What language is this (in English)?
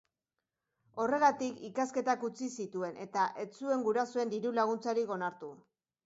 Basque